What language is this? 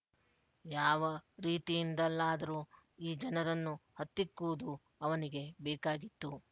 Kannada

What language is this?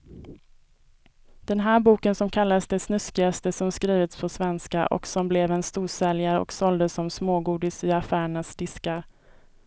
Swedish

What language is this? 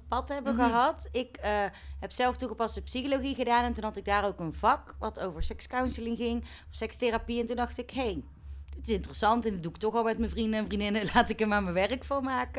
Dutch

